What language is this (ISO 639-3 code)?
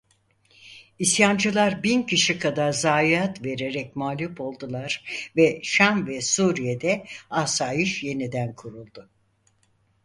tur